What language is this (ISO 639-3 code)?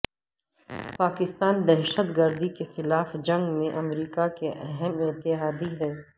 urd